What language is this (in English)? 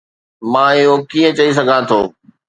Sindhi